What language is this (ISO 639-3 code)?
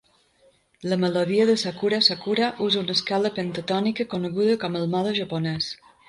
cat